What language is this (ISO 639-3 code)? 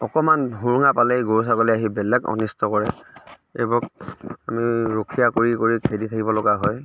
asm